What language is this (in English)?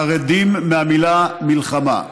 Hebrew